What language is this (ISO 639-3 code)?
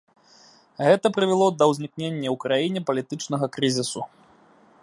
bel